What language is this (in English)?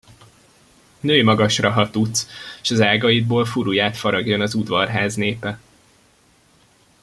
Hungarian